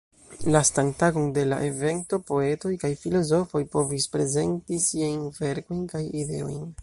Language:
Esperanto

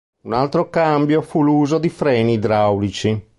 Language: Italian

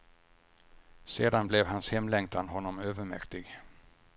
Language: Swedish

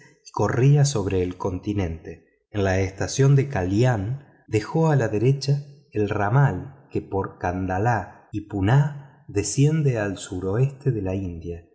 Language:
Spanish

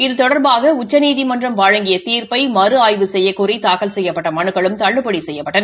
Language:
Tamil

